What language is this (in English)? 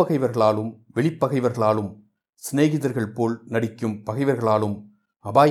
Tamil